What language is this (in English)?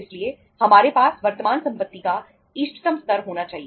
Hindi